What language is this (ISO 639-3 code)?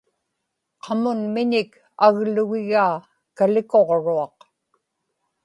ipk